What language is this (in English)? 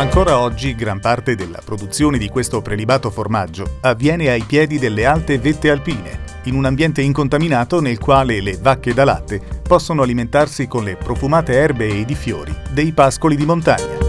Italian